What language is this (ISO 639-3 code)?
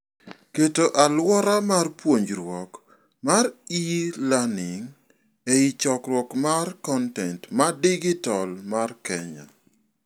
luo